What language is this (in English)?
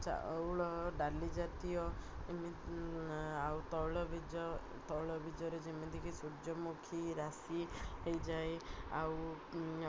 Odia